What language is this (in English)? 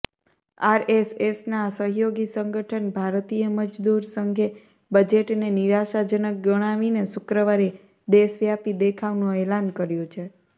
Gujarati